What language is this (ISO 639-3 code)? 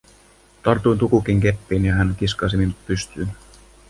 fin